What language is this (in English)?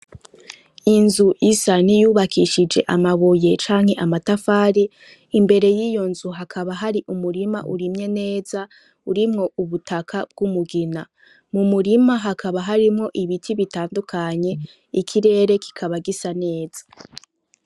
Rundi